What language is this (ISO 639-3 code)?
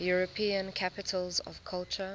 eng